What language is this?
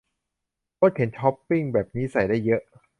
Thai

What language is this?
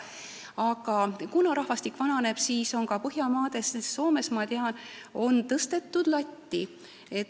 Estonian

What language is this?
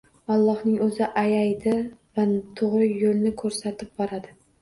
Uzbek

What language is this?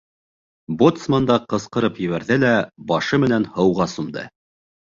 Bashkir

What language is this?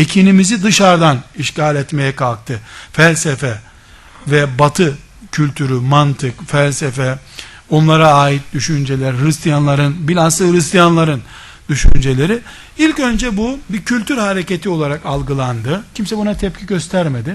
Turkish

